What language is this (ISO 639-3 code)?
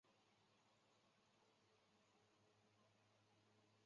zho